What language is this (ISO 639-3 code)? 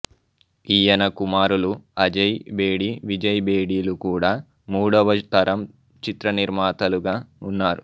tel